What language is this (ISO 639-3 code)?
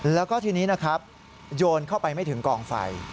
tha